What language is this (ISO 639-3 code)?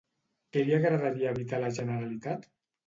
cat